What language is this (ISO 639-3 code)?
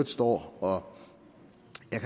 dan